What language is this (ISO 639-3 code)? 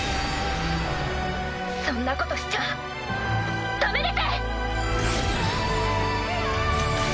jpn